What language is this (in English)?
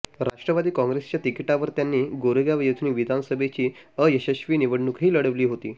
Marathi